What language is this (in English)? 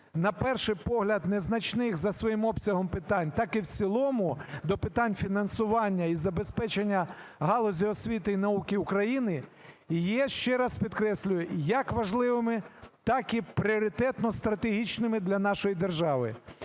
Ukrainian